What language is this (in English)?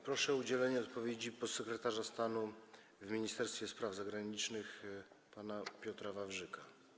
Polish